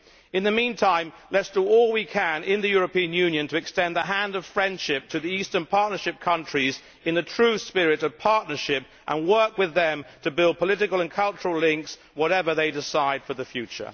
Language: English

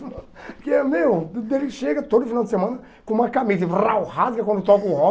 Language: Portuguese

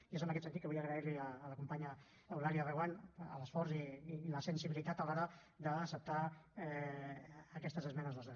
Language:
Catalan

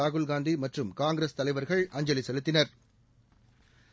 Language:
Tamil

